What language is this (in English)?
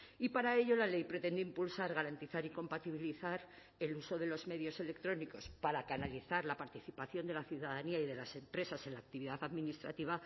Spanish